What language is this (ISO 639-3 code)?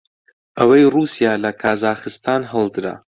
ckb